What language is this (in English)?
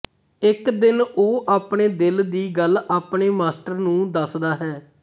Punjabi